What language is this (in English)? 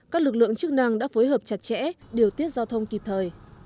Vietnamese